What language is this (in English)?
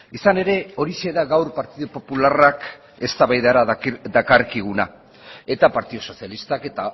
Basque